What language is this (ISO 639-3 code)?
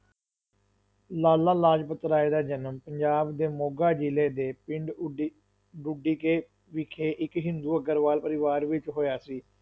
pan